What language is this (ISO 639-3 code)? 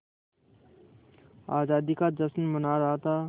hin